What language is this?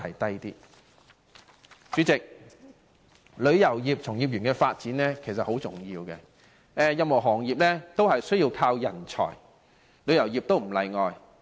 Cantonese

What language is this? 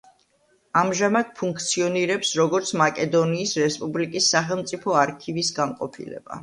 Georgian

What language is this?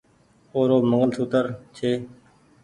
Goaria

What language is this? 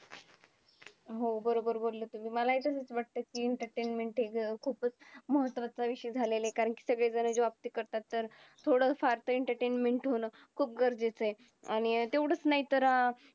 Marathi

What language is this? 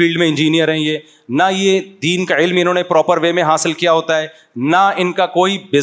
Urdu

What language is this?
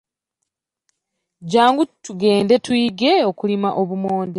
Ganda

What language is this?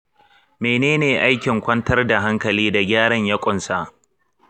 Hausa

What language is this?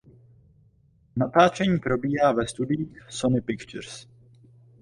Czech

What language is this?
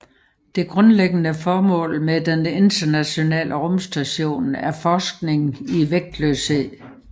Danish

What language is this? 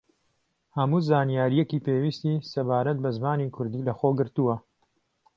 Central Kurdish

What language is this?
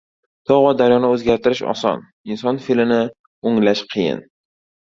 Uzbek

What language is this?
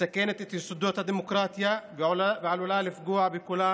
Hebrew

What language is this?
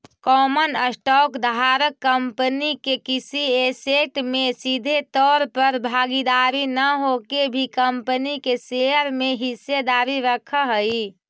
Magahi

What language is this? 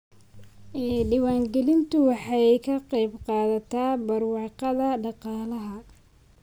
Somali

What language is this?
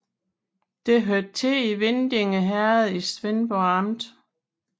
Danish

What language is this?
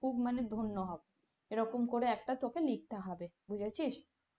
Bangla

